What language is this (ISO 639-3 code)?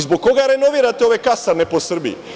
srp